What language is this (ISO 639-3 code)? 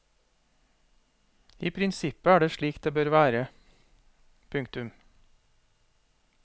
nor